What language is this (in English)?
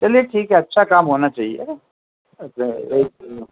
Urdu